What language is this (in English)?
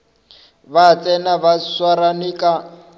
Northern Sotho